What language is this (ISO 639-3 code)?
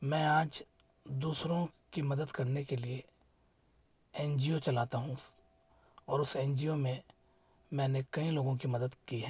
hin